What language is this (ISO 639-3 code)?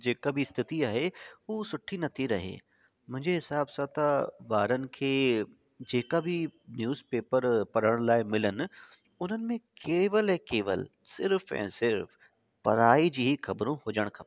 snd